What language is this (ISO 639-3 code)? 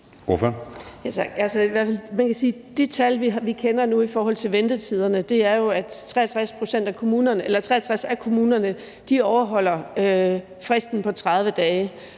dan